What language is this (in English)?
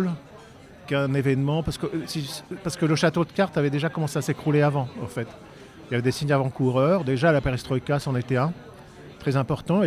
French